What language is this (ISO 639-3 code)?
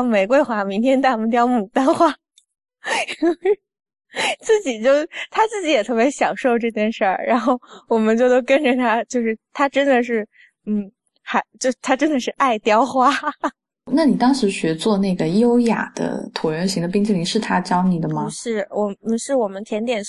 zho